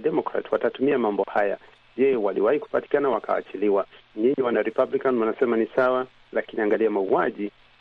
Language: Swahili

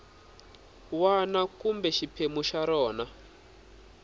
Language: Tsonga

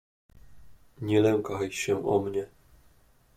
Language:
Polish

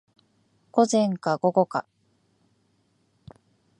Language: Japanese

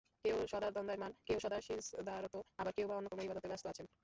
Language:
Bangla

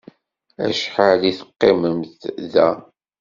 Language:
Kabyle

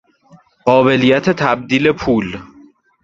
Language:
Persian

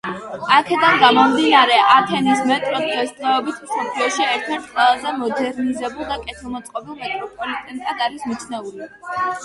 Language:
Georgian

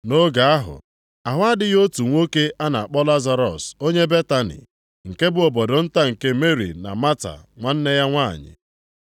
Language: Igbo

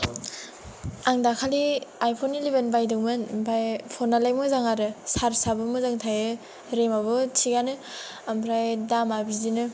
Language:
Bodo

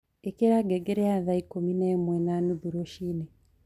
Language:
Kikuyu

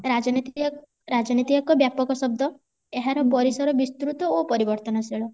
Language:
Odia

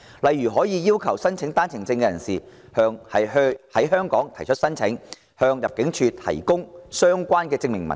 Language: Cantonese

